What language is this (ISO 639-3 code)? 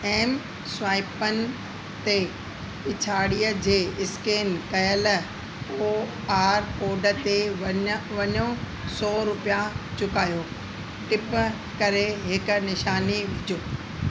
snd